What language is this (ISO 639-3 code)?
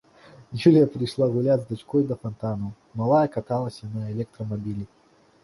bel